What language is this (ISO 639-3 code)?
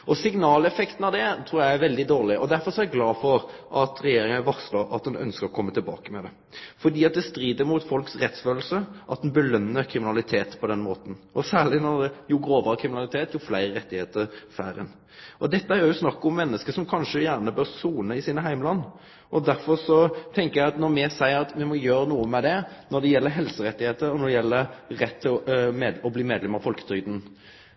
nno